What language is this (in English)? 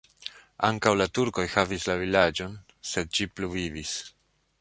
Esperanto